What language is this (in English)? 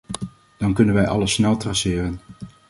Dutch